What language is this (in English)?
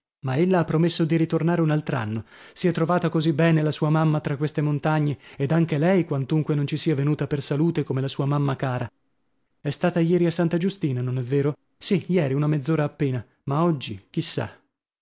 Italian